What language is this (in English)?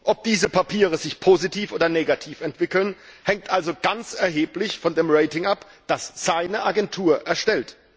German